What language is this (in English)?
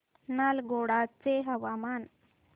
Marathi